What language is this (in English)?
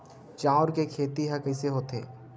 Chhattisgarhi